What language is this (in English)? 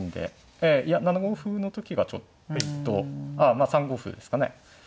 Japanese